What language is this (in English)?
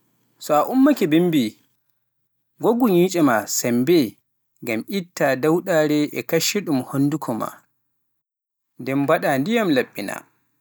Pular